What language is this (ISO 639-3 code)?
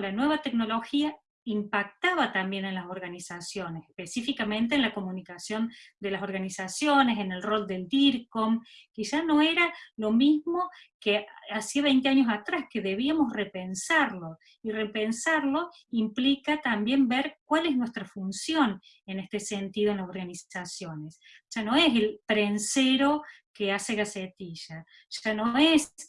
spa